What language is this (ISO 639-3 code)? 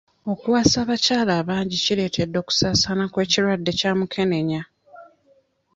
lug